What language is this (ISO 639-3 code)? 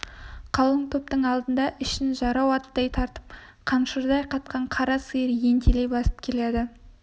kaz